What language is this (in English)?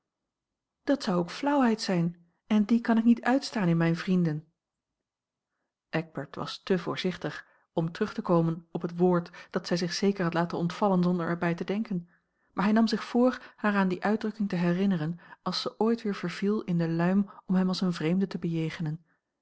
Dutch